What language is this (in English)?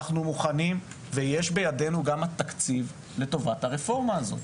Hebrew